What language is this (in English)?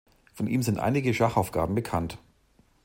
German